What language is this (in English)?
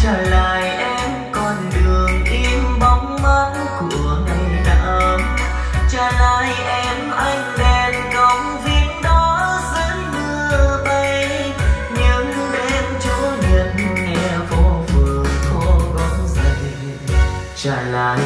Vietnamese